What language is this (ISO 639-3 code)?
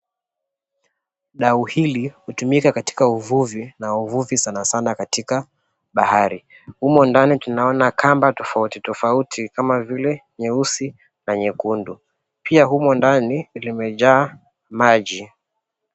swa